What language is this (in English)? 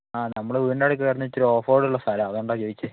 Malayalam